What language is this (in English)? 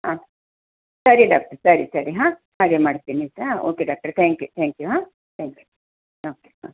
Kannada